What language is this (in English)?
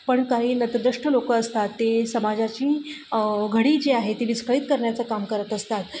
Marathi